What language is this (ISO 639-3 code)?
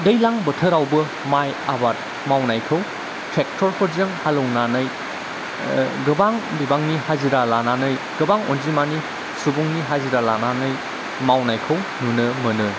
brx